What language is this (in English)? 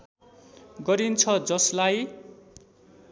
Nepali